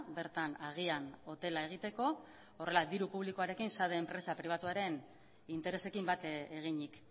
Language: Basque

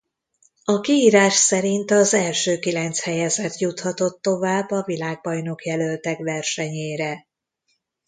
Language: Hungarian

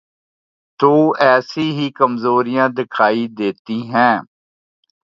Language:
Urdu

